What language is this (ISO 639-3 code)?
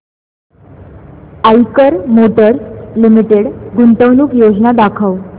mar